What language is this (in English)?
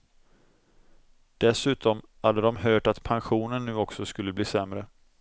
Swedish